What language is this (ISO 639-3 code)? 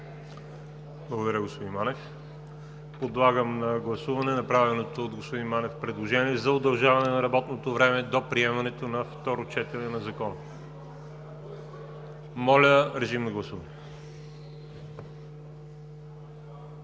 bul